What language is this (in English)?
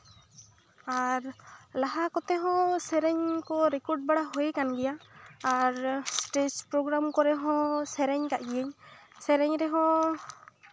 Santali